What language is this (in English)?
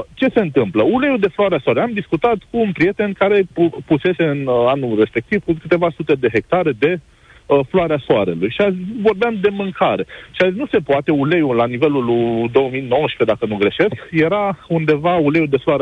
Romanian